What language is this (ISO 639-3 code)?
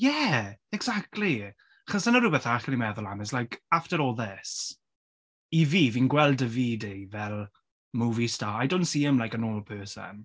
cym